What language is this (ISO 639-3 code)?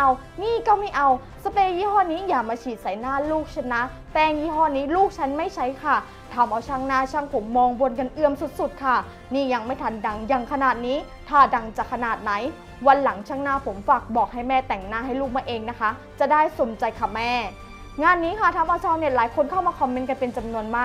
tha